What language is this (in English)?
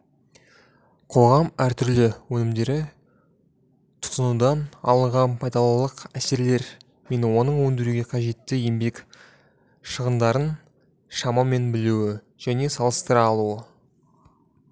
Kazakh